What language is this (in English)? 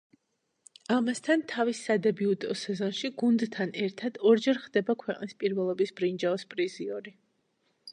Georgian